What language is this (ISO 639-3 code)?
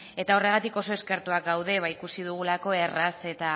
eus